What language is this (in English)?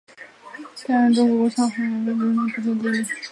Chinese